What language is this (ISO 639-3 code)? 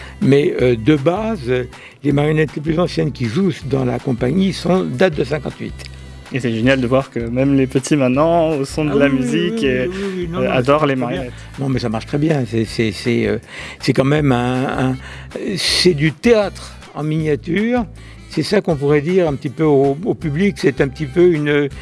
fra